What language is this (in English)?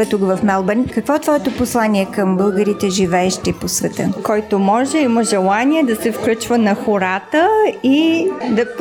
Bulgarian